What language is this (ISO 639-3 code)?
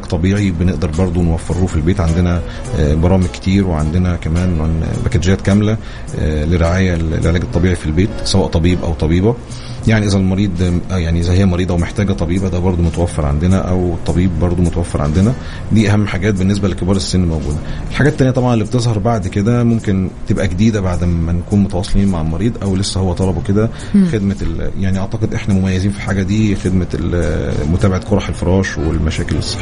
ara